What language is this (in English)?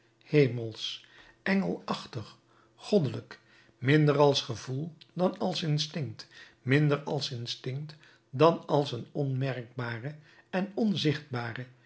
Dutch